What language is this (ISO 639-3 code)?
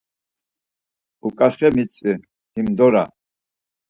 lzz